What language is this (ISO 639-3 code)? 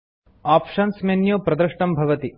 san